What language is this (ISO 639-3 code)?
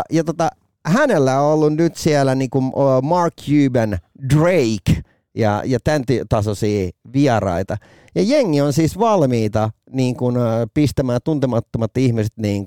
fin